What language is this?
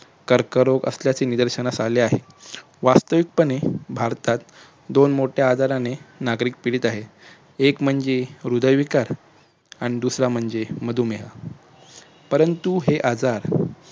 Marathi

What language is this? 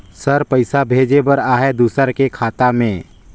Chhattisgarhi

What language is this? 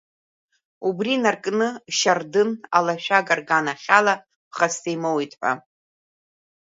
Abkhazian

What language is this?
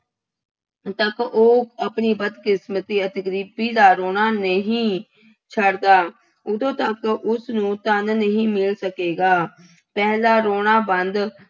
Punjabi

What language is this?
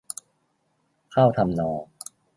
Thai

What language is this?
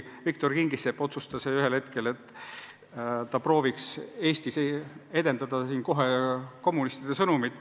Estonian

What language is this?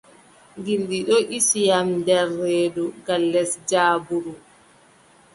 Adamawa Fulfulde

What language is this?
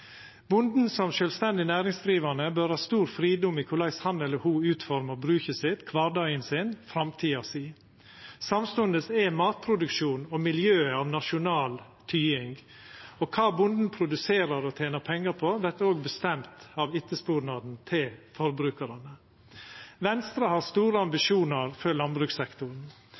Norwegian Nynorsk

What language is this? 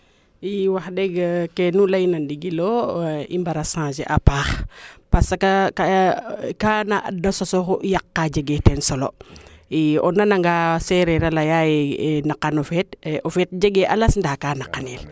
Serer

